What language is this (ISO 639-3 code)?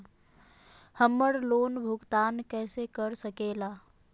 mag